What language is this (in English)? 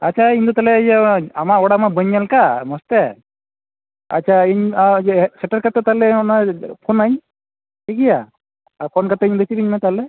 Santali